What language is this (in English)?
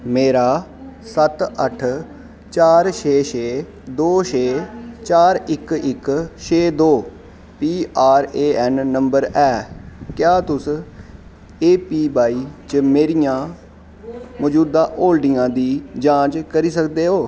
Dogri